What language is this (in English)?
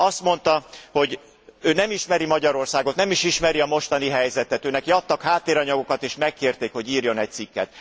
Hungarian